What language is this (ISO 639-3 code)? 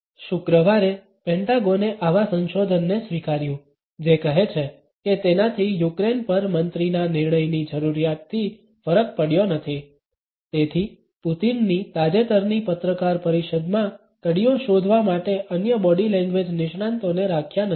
guj